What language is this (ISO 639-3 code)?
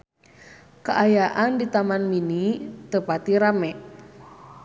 sun